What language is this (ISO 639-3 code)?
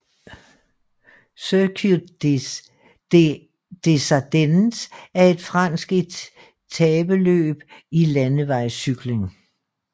dan